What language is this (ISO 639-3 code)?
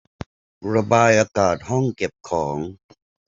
tha